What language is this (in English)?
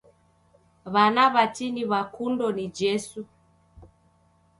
Taita